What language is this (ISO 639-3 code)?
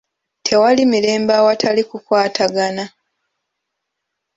lug